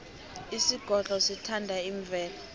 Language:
South Ndebele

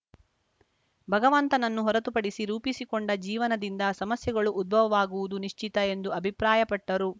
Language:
Kannada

